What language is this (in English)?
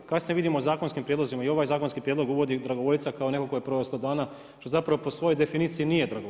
Croatian